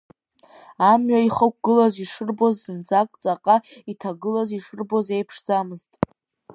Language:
Abkhazian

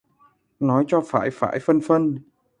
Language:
Vietnamese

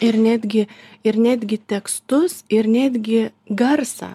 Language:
Lithuanian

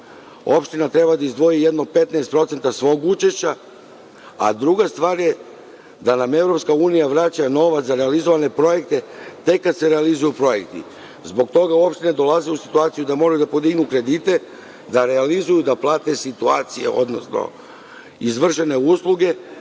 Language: Serbian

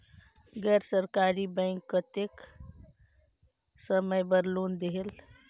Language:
Chhattisgarhi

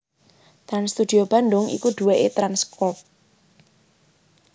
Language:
Javanese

